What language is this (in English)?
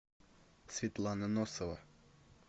Russian